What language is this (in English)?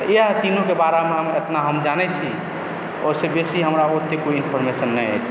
Maithili